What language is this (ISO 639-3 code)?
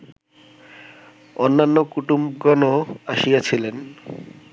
ben